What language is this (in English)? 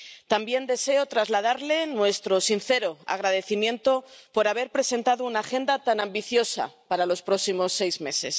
Spanish